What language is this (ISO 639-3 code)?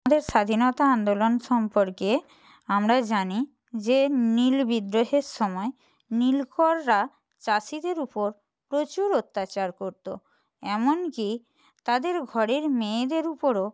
ben